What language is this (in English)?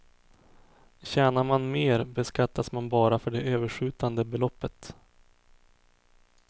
Swedish